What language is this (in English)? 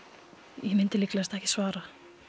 Icelandic